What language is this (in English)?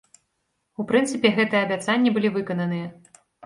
Belarusian